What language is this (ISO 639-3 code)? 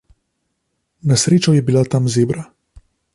slv